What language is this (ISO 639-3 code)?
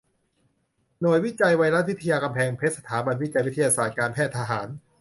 tha